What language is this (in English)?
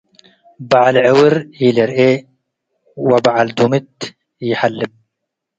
Tigre